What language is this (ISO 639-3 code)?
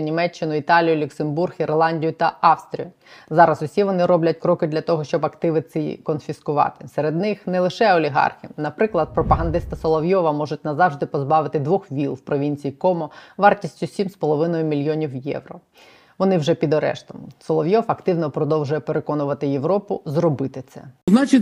ukr